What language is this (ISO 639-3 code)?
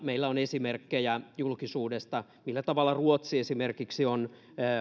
fin